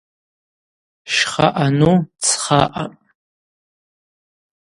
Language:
Abaza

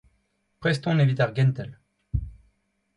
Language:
Breton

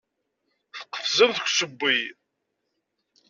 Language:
Kabyle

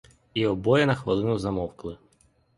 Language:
Ukrainian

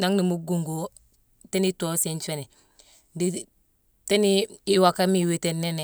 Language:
Mansoanka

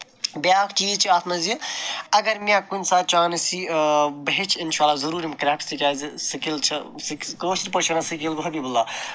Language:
Kashmiri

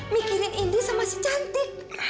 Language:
Indonesian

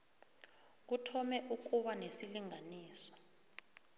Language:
South Ndebele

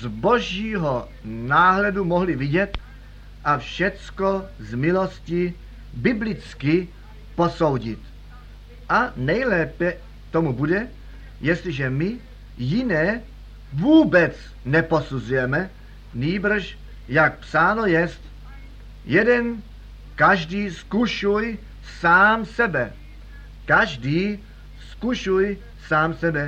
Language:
Czech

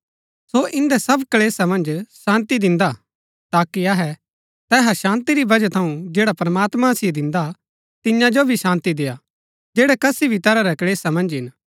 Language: Gaddi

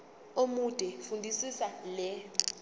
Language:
Zulu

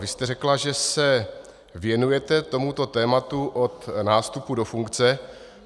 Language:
Czech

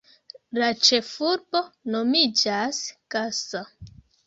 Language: Esperanto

